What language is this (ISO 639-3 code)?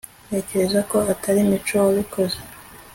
kin